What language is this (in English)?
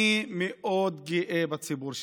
Hebrew